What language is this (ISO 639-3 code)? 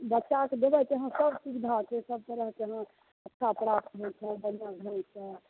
mai